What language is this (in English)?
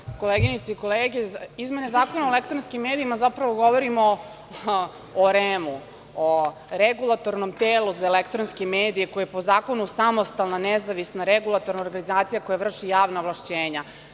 Serbian